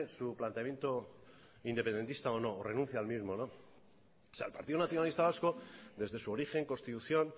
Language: Spanish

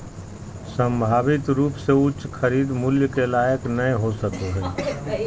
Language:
Magahi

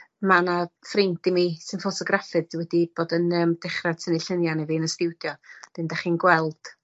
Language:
Welsh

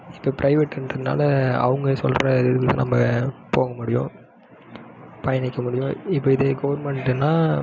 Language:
Tamil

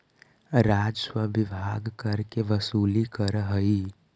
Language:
Magahi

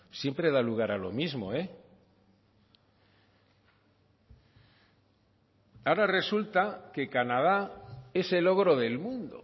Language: Spanish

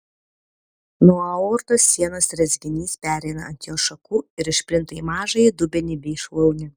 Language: Lithuanian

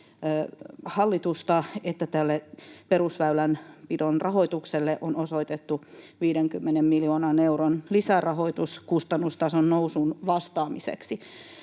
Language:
Finnish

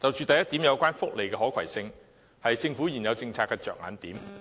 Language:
Cantonese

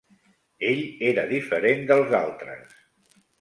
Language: Catalan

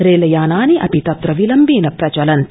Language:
Sanskrit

